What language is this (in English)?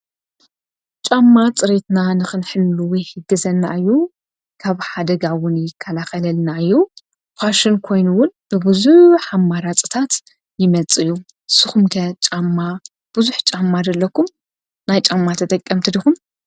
Tigrinya